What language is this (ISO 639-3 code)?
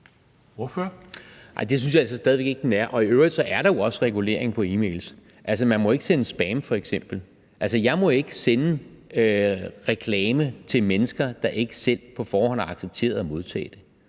dan